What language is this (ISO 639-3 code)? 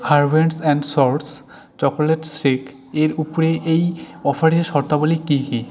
ben